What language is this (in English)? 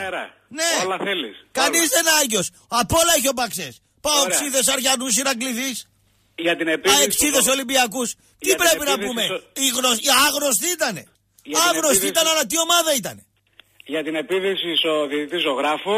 Greek